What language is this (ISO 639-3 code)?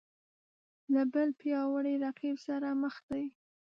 pus